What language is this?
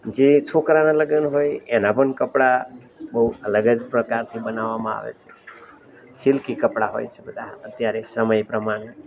Gujarati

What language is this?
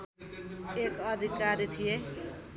Nepali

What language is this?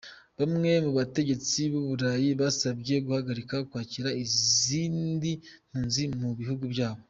Kinyarwanda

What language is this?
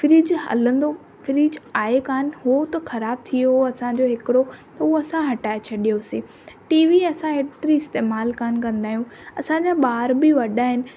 Sindhi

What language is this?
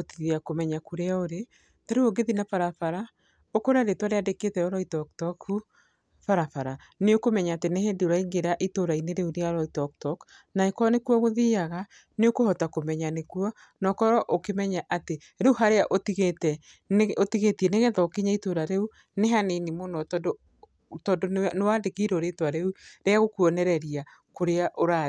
Kikuyu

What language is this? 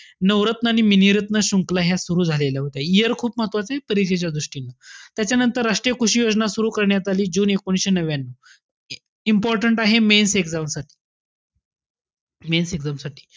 Marathi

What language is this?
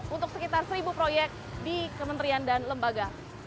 Indonesian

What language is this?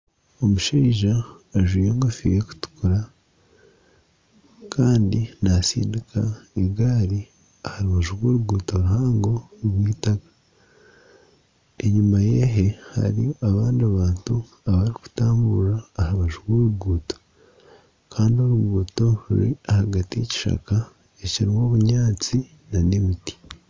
Nyankole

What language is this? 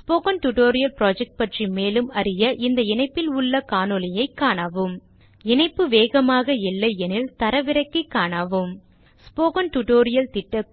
Tamil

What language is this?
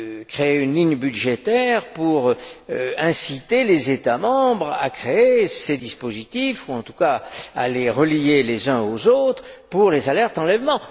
French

